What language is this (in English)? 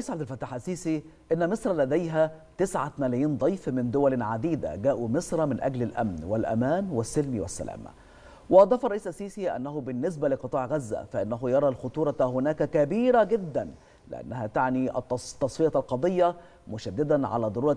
Arabic